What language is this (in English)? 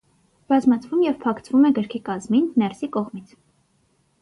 Armenian